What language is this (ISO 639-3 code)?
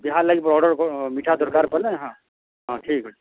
ori